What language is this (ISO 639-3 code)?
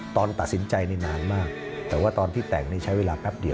tha